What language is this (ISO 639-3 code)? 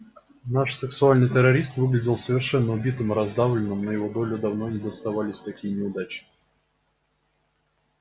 rus